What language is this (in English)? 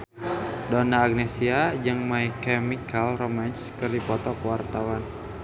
Sundanese